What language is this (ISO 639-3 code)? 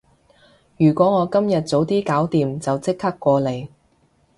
yue